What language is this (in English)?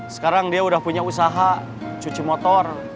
Indonesian